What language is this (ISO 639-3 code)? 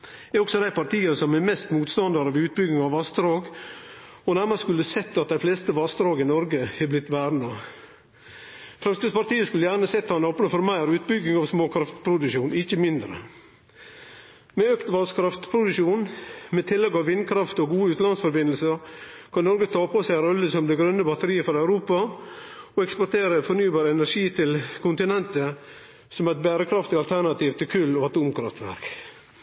nno